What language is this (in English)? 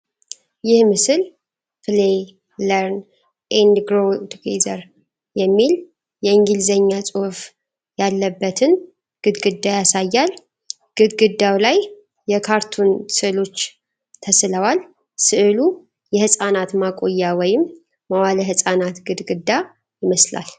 Amharic